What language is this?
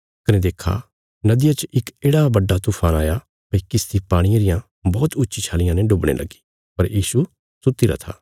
Bilaspuri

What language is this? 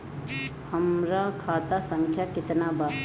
Bhojpuri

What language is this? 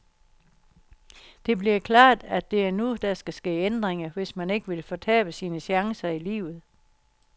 Danish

